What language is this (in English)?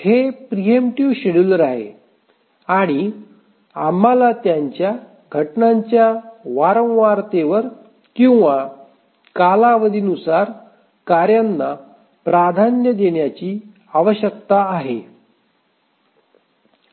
Marathi